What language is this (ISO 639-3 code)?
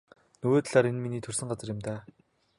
mon